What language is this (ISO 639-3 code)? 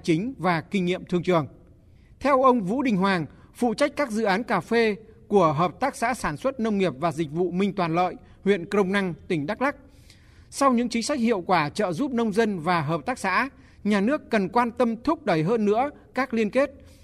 vie